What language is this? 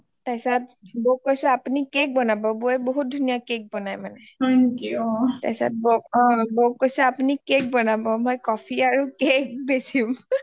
Assamese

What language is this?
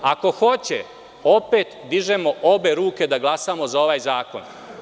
Serbian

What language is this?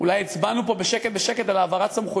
Hebrew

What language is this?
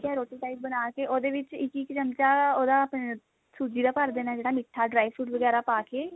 Punjabi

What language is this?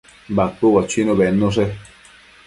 Matsés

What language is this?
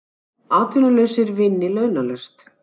Icelandic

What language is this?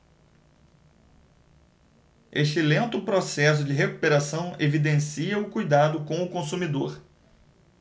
Portuguese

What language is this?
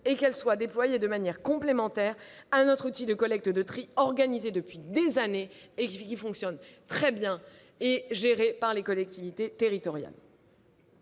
French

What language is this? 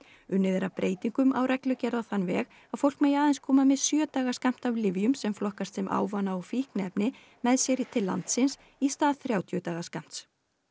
Icelandic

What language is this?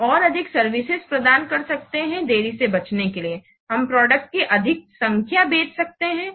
Hindi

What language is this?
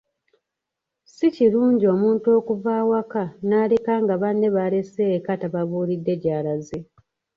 Ganda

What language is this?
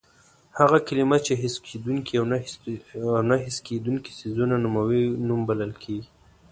Pashto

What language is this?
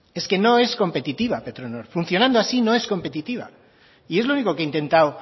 Spanish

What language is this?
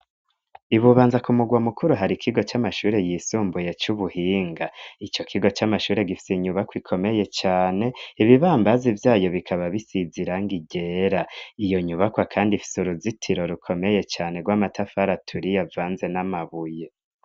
Rundi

